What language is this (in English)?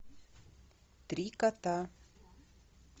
Russian